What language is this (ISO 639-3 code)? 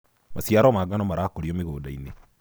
kik